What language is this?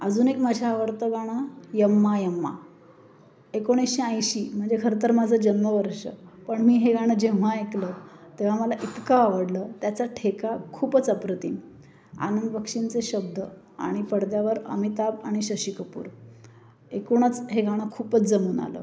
Marathi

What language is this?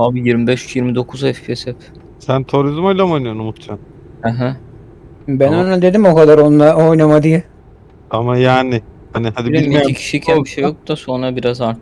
Turkish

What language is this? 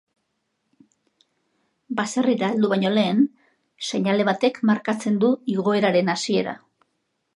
Basque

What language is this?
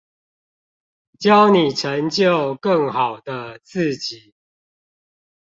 Chinese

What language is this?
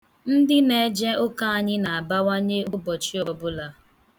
Igbo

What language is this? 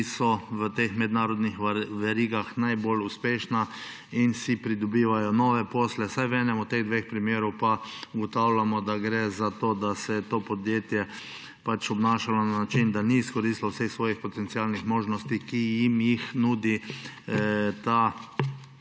Slovenian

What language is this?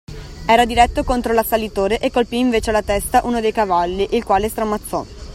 Italian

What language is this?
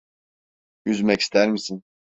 Turkish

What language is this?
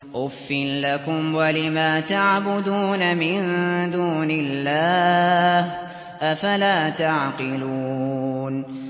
Arabic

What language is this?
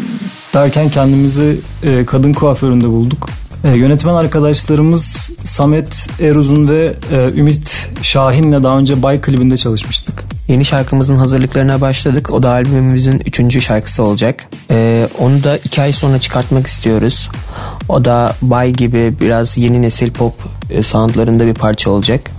Turkish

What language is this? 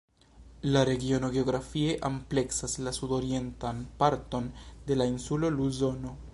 Esperanto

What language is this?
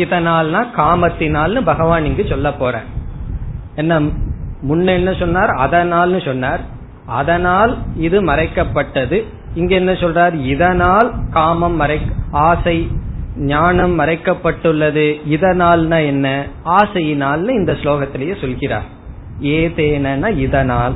Tamil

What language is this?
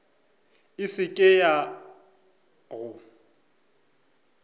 Northern Sotho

